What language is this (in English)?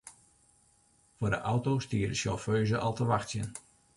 Western Frisian